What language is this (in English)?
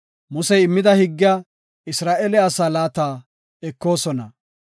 Gofa